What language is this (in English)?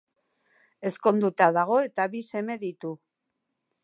Basque